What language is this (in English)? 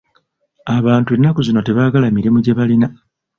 Ganda